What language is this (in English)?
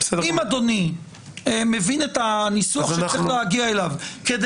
Hebrew